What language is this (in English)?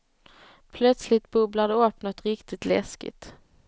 Swedish